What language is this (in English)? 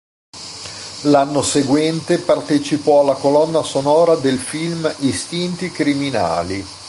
Italian